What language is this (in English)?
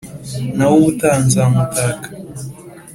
Kinyarwanda